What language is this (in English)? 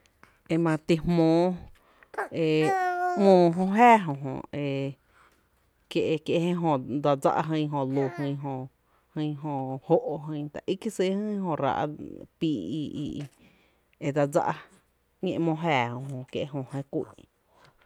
Tepinapa Chinantec